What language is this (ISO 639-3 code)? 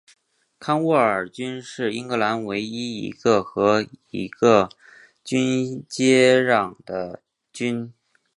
zho